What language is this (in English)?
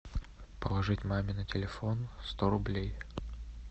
Russian